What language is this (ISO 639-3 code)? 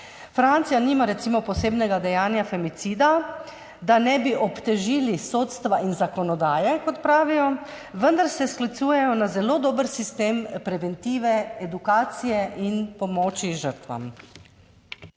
slv